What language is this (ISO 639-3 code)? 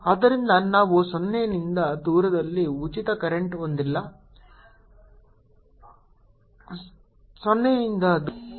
kan